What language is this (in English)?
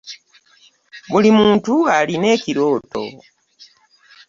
Ganda